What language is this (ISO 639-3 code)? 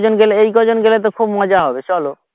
ben